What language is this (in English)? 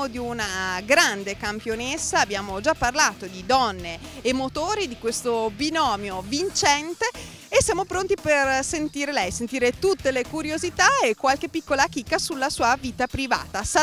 Italian